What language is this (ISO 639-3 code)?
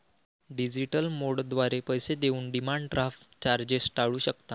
mar